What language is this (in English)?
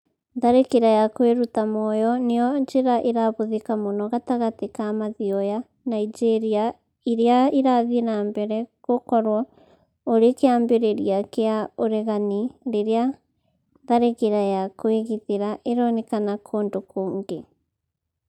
Kikuyu